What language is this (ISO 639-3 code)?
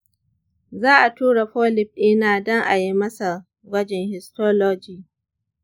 hau